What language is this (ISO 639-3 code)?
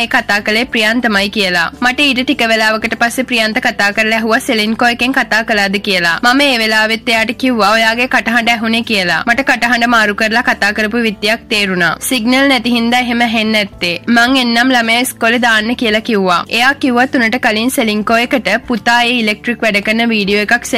ita